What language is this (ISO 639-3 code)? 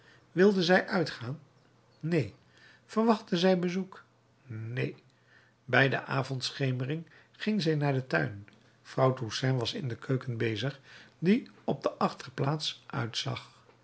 nld